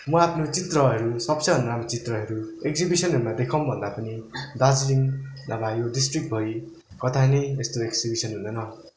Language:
Nepali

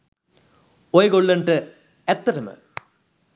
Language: Sinhala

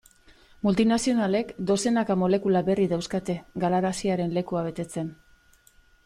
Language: Basque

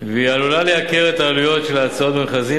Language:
Hebrew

